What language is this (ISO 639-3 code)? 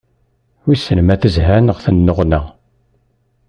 kab